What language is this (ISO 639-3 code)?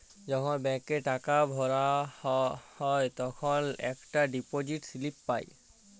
ben